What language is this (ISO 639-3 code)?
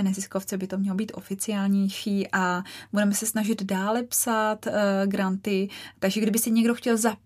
ces